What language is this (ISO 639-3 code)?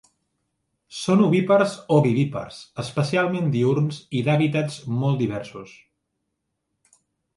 cat